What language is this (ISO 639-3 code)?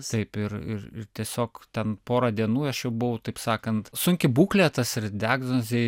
lit